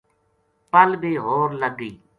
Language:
Gujari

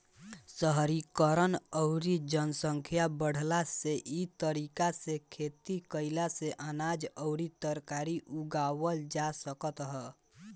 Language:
Bhojpuri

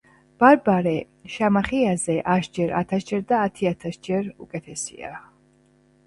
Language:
Georgian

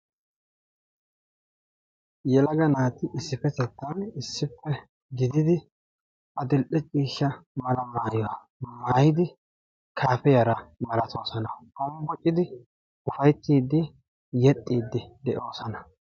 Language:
Wolaytta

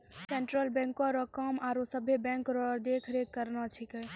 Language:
Maithili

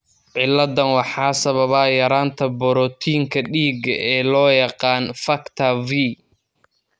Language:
Somali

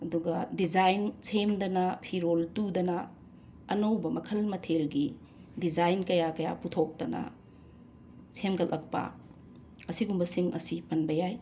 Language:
Manipuri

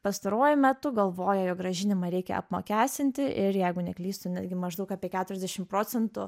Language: Lithuanian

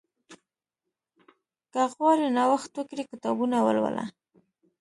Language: Pashto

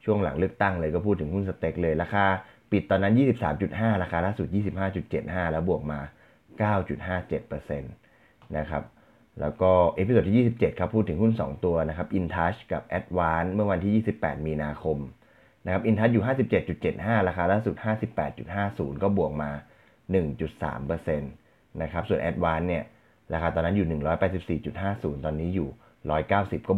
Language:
Thai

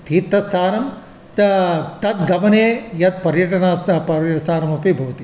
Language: Sanskrit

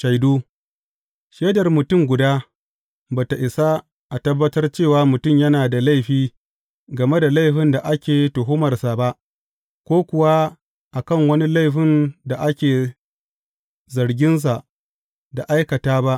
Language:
Hausa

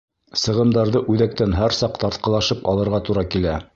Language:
Bashkir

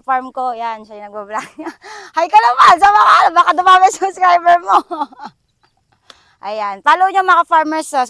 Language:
Filipino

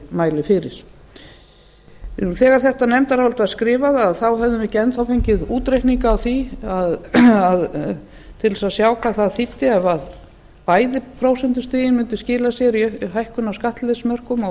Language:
Icelandic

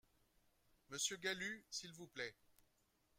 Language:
French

